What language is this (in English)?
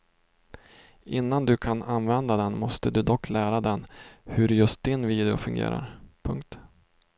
Swedish